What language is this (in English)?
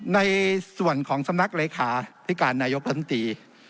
Thai